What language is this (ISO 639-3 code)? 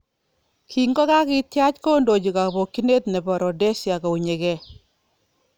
kln